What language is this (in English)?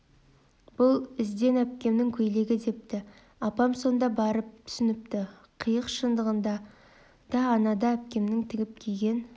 Kazakh